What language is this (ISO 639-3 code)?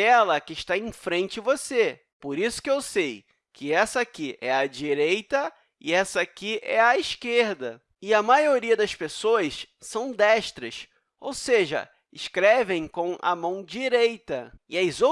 por